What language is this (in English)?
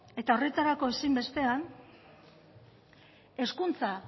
Basque